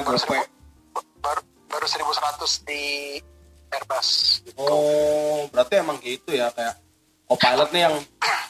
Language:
Indonesian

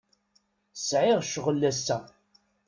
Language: Kabyle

